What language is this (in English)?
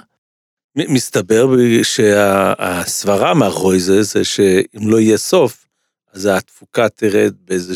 Hebrew